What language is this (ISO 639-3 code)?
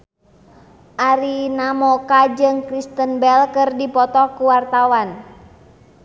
sun